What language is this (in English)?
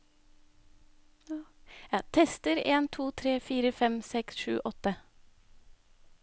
Norwegian